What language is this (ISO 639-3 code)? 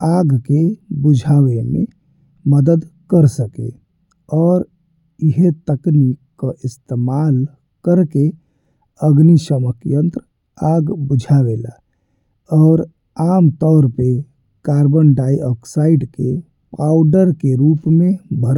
bho